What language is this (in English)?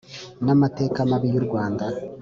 Kinyarwanda